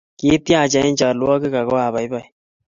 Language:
Kalenjin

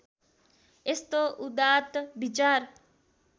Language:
Nepali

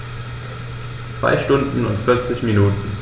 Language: German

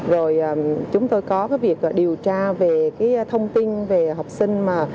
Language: Vietnamese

